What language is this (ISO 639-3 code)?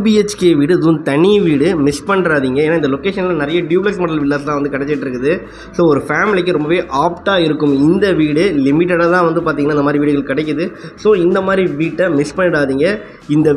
ara